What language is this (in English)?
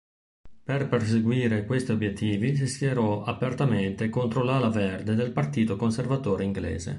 Italian